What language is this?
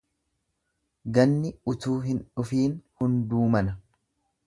Oromo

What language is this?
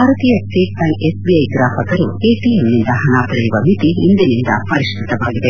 Kannada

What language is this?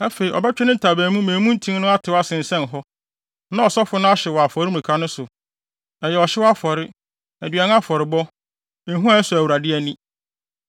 Akan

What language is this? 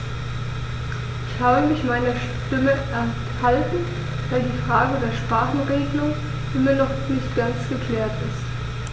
German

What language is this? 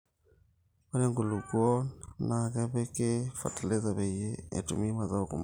Masai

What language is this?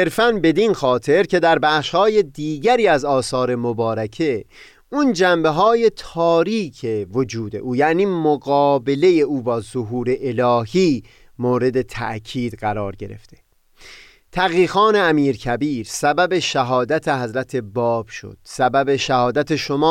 Persian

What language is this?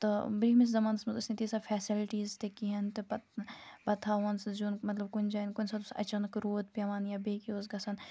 Kashmiri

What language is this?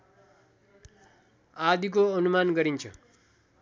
Nepali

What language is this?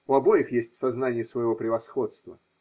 Russian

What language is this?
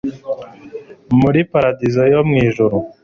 Kinyarwanda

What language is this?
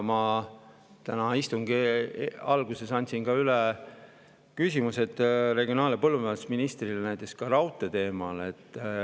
Estonian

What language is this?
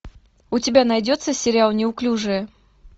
Russian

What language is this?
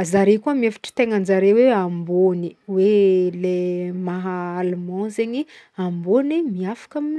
Northern Betsimisaraka Malagasy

